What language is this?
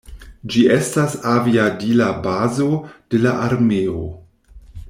Esperanto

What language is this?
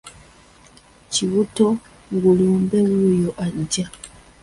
Ganda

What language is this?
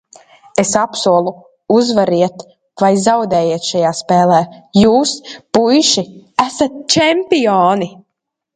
Latvian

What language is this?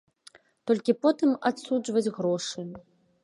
Belarusian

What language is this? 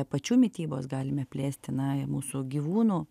Lithuanian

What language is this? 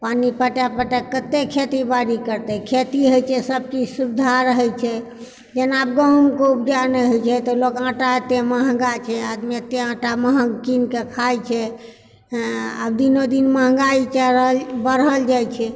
Maithili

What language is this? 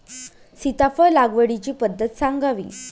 Marathi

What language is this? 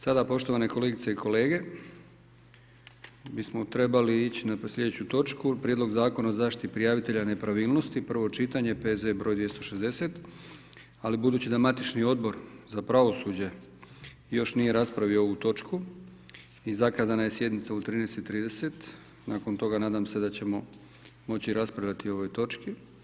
Croatian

